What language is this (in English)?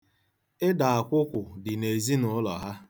Igbo